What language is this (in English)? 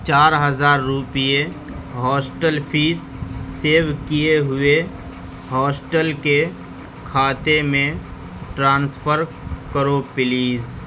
Urdu